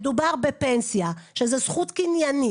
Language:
Hebrew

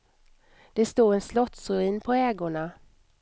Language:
Swedish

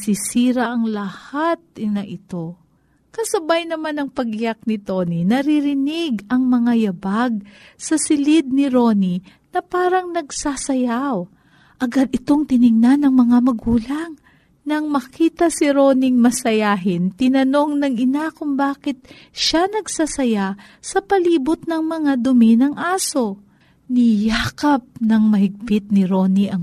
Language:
Filipino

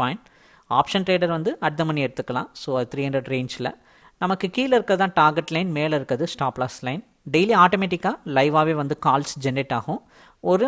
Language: Tamil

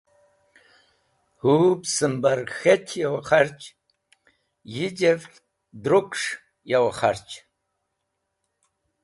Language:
Wakhi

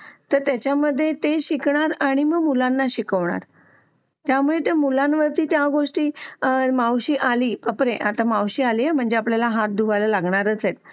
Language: Marathi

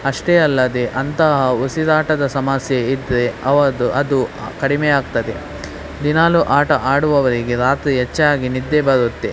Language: Kannada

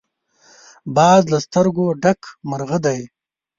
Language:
Pashto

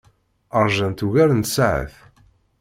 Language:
Kabyle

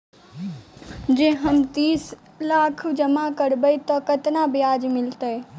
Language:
Maithili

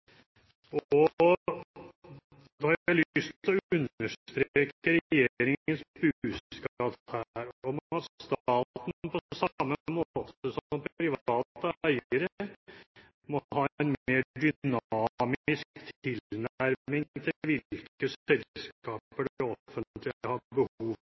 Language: Norwegian Bokmål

